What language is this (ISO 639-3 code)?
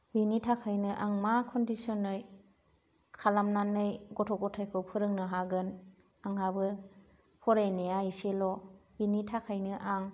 brx